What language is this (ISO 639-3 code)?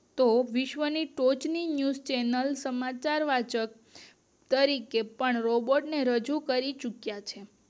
guj